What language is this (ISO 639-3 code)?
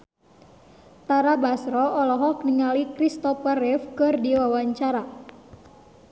sun